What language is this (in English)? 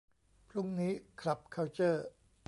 Thai